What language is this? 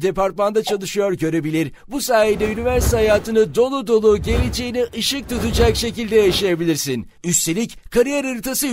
Turkish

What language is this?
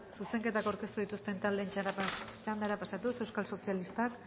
Basque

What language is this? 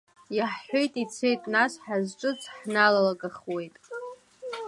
Abkhazian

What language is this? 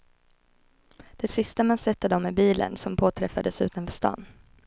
Swedish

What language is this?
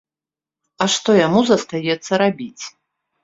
Belarusian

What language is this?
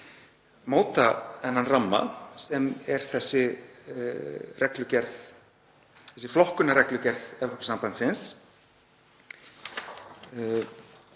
Icelandic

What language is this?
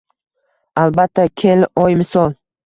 Uzbek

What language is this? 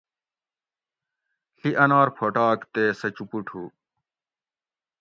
Gawri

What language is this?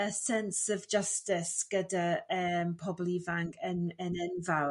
Welsh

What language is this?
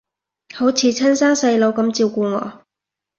Cantonese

